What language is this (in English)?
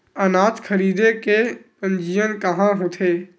Chhattisgarhi